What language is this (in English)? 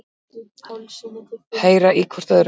Icelandic